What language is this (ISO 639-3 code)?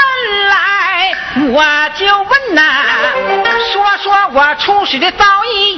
zho